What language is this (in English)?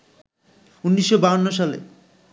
Bangla